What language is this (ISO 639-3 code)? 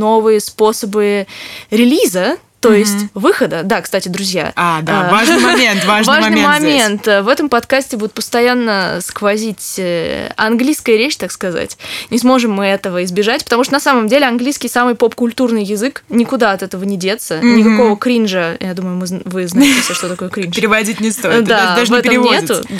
rus